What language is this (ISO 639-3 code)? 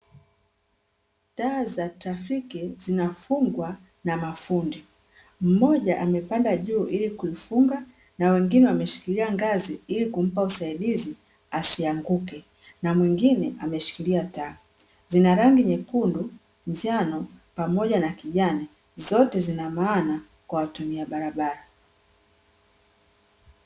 swa